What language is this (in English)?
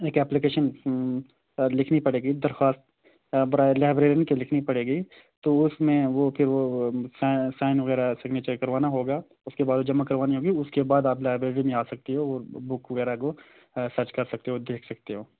Urdu